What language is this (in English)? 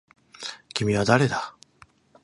Japanese